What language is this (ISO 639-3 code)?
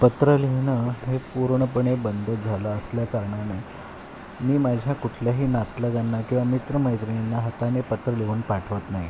mar